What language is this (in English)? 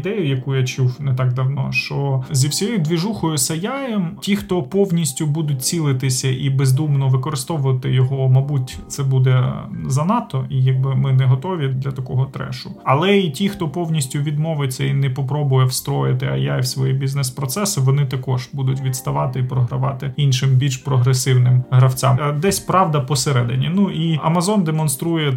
Ukrainian